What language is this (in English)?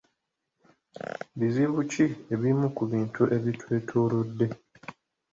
Ganda